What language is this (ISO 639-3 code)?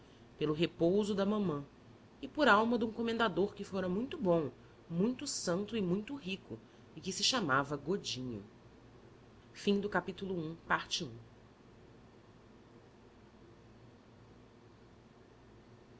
por